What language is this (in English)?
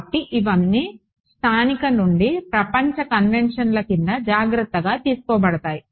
Telugu